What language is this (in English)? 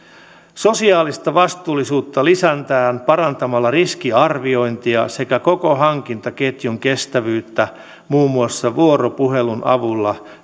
Finnish